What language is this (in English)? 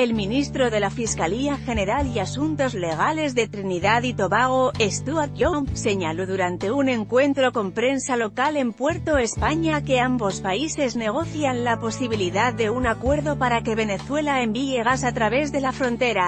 Spanish